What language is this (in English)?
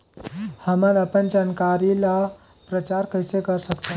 Chhattisgarhi